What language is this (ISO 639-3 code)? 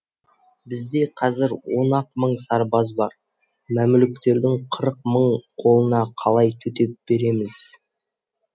kaz